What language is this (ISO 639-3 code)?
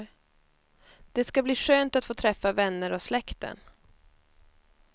swe